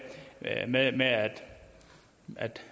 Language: Danish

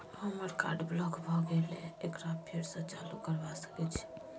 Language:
Maithili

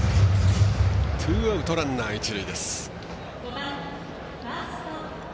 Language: Japanese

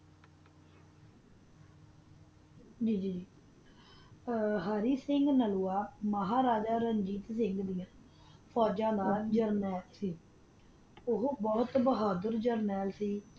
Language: Punjabi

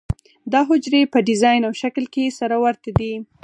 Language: Pashto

